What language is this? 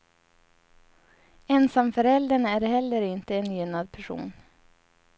Swedish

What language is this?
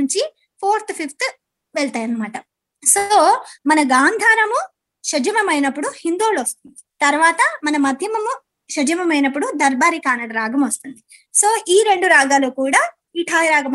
Telugu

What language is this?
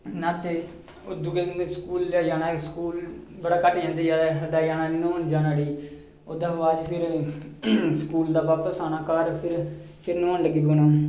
Dogri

